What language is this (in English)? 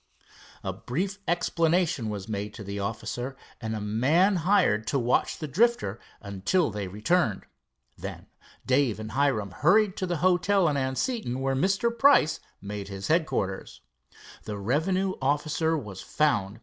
English